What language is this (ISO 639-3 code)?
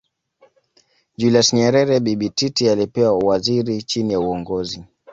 swa